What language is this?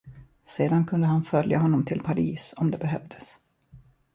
Swedish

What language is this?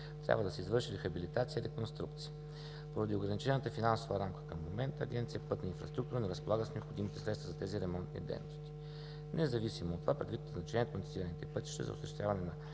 Bulgarian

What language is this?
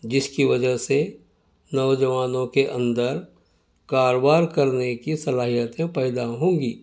Urdu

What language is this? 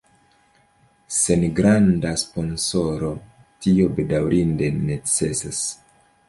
Esperanto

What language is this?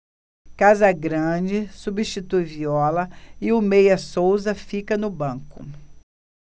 Portuguese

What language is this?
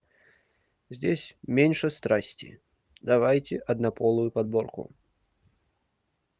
Russian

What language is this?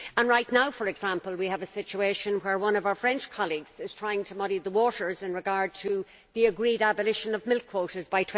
English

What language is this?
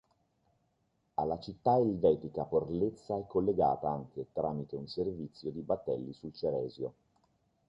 Italian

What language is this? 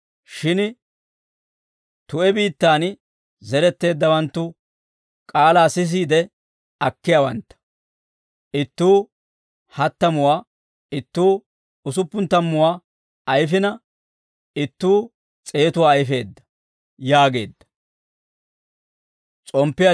Dawro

